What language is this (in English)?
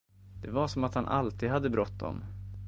Swedish